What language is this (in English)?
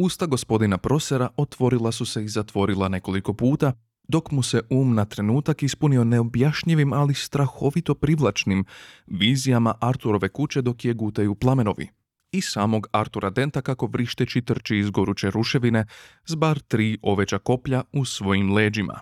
Croatian